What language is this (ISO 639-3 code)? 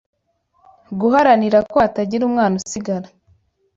kin